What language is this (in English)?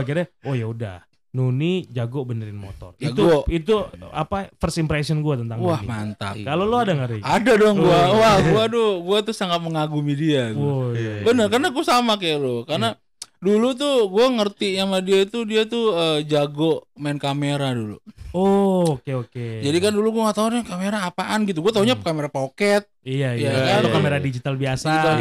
Indonesian